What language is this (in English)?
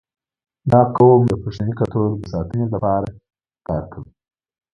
Pashto